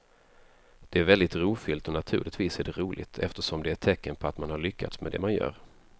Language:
Swedish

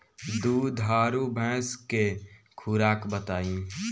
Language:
Bhojpuri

